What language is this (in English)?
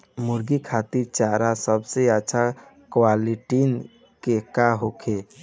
Bhojpuri